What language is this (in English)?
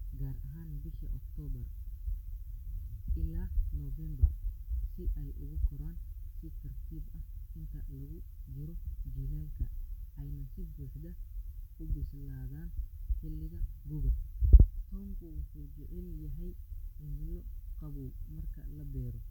Somali